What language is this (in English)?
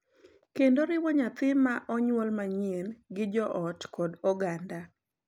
Luo (Kenya and Tanzania)